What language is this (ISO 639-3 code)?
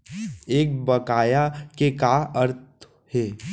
hne